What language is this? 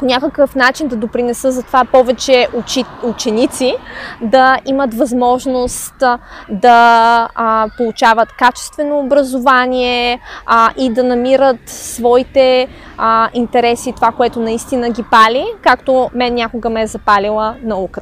Bulgarian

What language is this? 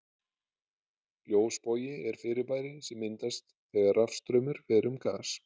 Icelandic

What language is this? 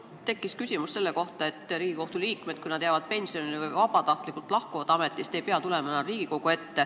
Estonian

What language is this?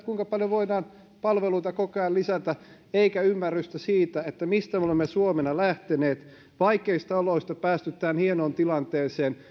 Finnish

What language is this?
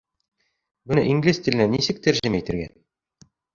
Bashkir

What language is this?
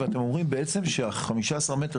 Hebrew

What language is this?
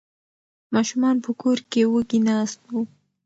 Pashto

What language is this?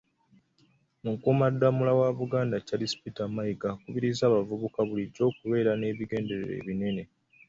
Ganda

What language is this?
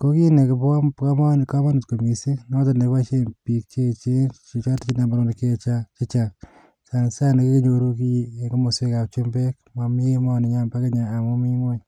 Kalenjin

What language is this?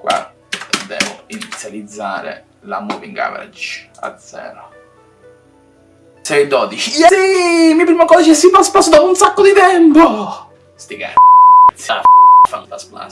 Italian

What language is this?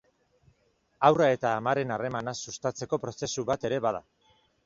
Basque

